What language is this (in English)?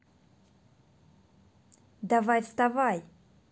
Russian